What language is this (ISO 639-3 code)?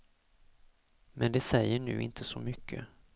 swe